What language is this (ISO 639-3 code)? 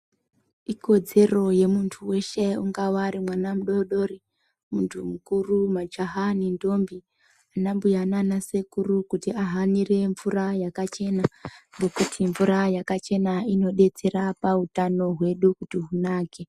ndc